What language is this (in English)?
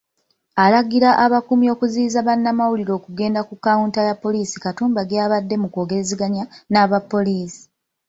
Ganda